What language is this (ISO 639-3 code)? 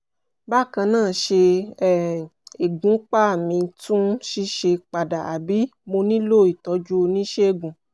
yor